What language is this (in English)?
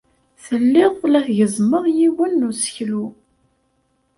Kabyle